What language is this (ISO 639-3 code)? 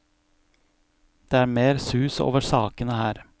nor